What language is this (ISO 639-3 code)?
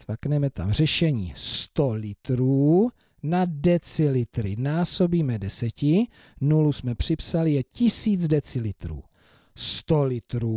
ces